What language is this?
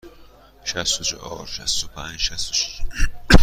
Persian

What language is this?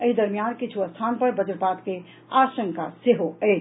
Maithili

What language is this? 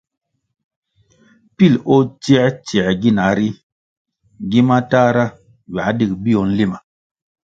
Kwasio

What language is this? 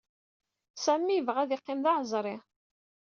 Kabyle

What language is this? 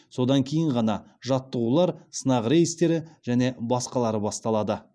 Kazakh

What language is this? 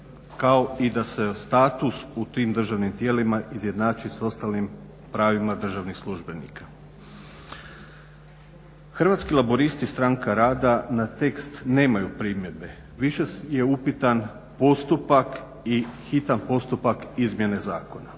Croatian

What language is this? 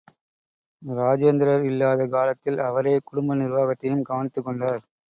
Tamil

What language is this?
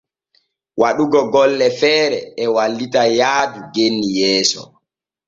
Borgu Fulfulde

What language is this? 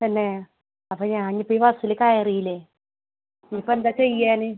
Malayalam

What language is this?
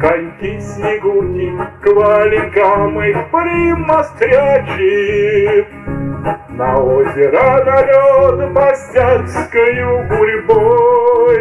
Russian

